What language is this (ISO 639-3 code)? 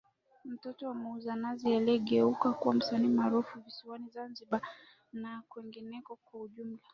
swa